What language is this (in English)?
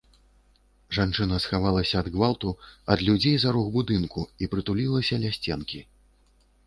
Belarusian